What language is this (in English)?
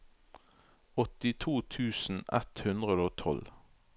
Norwegian